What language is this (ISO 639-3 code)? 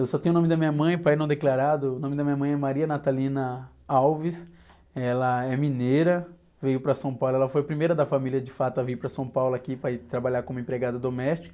por